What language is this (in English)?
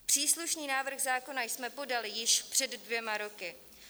Czech